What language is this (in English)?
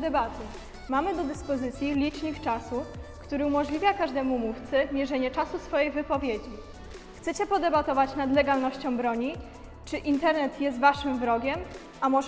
Polish